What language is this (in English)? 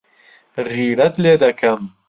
Central Kurdish